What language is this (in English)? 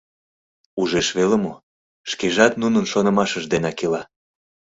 Mari